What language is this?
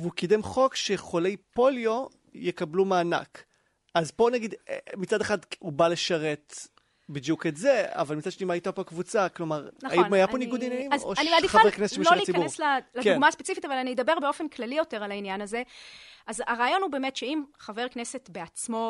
Hebrew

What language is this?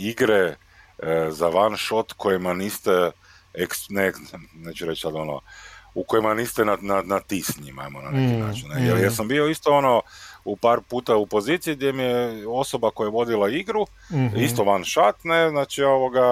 Croatian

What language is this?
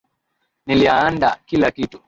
Swahili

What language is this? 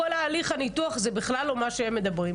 Hebrew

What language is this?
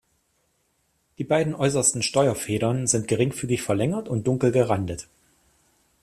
German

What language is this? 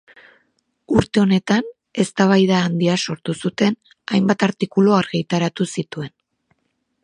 Basque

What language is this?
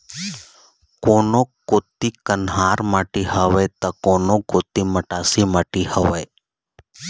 Chhattisgarhi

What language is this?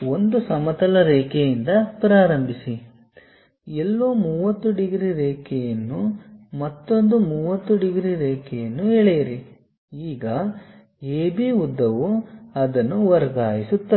Kannada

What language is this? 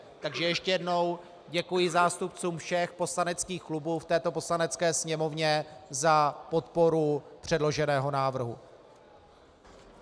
Czech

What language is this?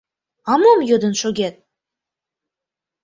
Mari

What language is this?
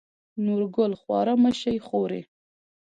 Pashto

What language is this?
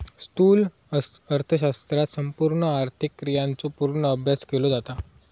Marathi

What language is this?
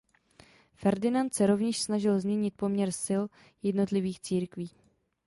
Czech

